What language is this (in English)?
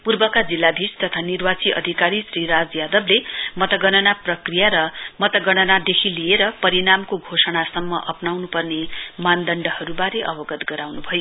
Nepali